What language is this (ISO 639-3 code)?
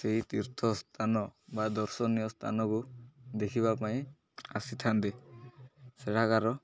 ori